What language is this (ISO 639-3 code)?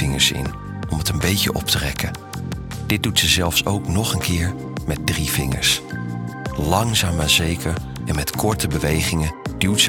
nld